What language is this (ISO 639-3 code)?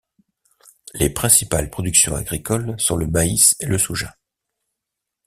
fra